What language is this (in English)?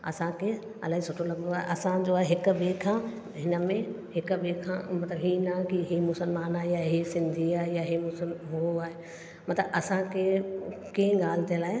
Sindhi